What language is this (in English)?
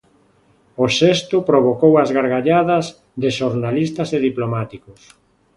Galician